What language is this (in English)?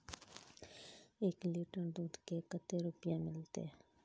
Magahi